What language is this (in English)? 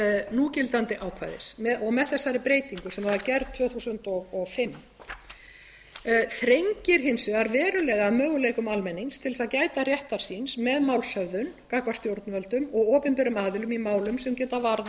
Icelandic